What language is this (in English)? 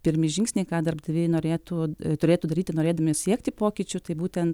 Lithuanian